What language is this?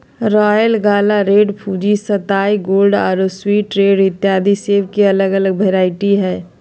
Magahi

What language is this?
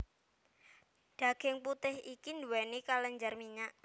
Javanese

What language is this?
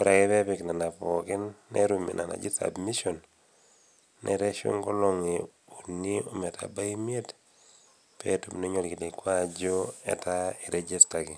Masai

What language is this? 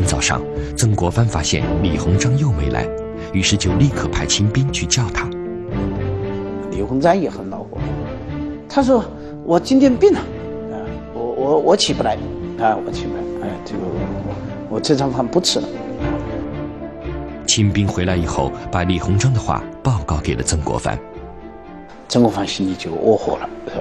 Chinese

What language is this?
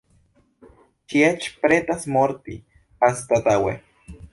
Esperanto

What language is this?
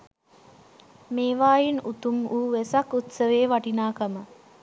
Sinhala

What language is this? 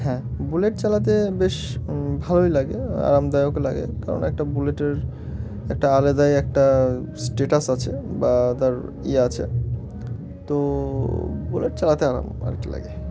Bangla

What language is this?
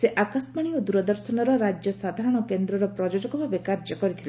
Odia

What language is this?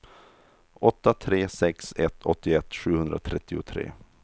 Swedish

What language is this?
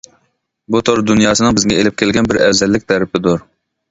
Uyghur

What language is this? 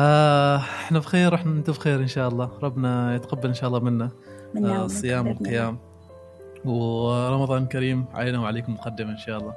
Arabic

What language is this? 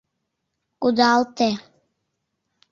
Mari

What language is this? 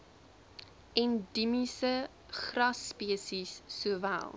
Afrikaans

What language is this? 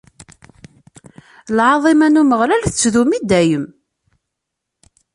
Kabyle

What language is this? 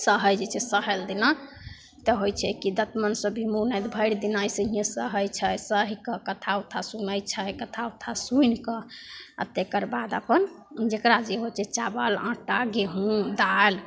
Maithili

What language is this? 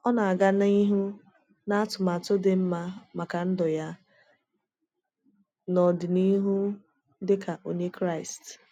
Igbo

